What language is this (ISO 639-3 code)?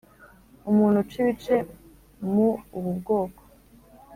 kin